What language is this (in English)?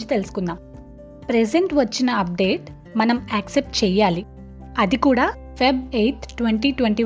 Telugu